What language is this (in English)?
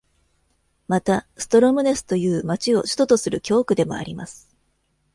Japanese